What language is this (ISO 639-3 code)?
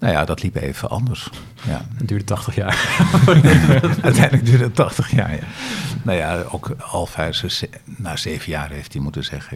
nld